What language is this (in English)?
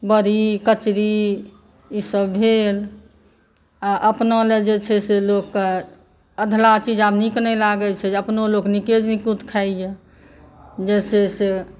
Maithili